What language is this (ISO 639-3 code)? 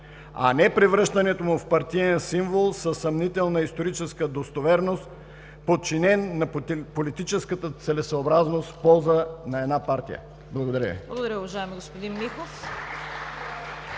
bul